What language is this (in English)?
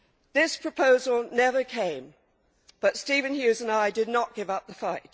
English